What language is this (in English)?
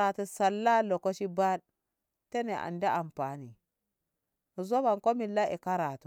Ngamo